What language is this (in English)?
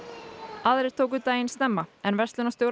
Icelandic